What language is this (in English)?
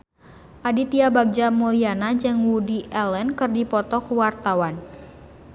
Sundanese